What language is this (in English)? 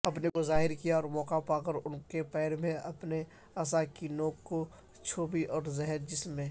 Urdu